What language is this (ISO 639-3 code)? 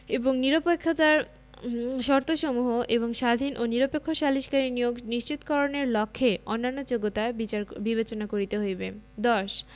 ben